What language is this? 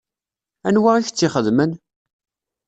Kabyle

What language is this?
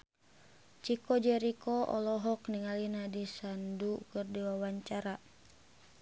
Sundanese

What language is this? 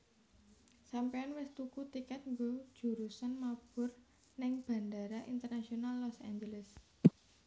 Javanese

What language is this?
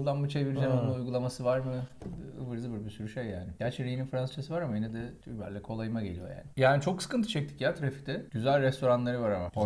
Turkish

